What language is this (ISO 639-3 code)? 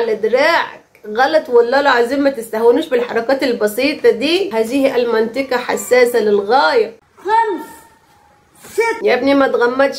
ara